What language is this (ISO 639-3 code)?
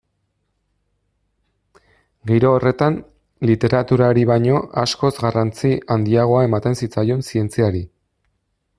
eus